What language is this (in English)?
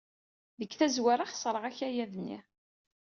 Kabyle